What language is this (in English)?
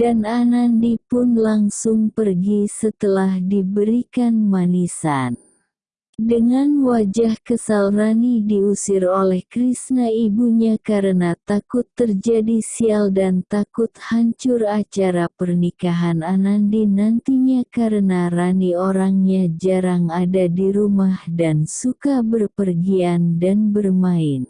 Indonesian